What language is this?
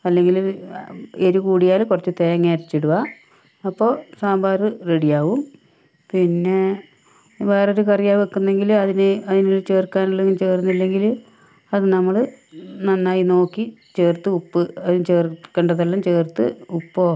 Malayalam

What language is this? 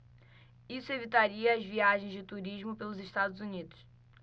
Portuguese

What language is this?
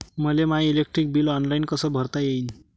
Marathi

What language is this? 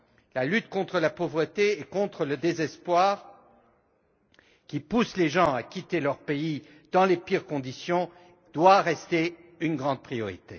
French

